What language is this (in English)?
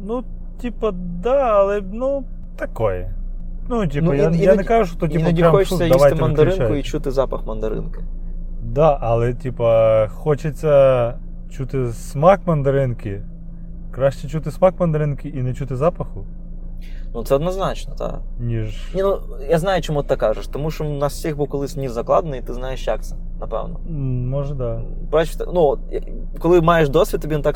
Ukrainian